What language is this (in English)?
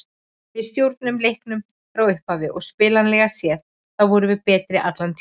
Icelandic